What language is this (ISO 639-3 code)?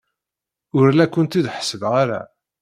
kab